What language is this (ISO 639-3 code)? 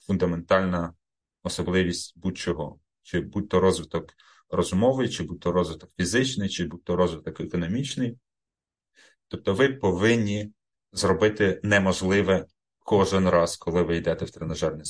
ukr